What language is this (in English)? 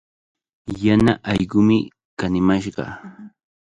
Cajatambo North Lima Quechua